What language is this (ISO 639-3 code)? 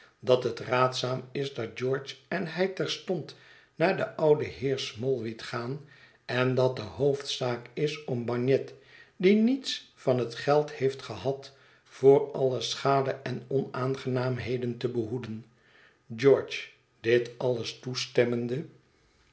nld